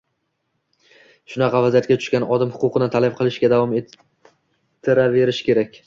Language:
Uzbek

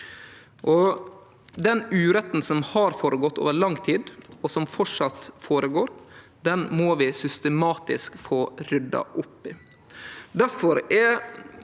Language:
Norwegian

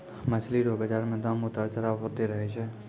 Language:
Maithili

